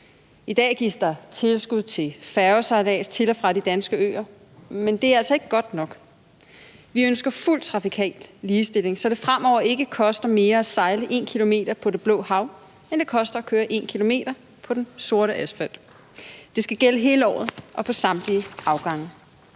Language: Danish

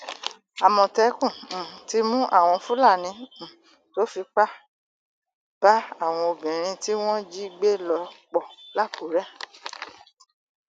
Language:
Yoruba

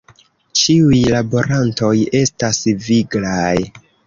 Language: Esperanto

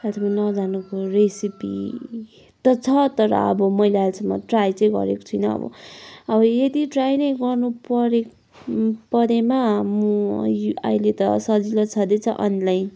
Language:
Nepali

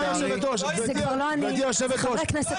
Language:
Hebrew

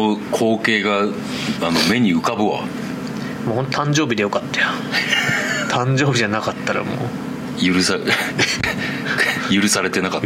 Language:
Japanese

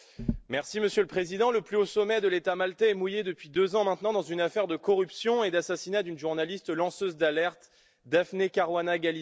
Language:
French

